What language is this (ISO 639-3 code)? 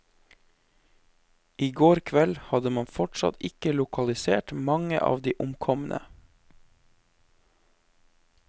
nor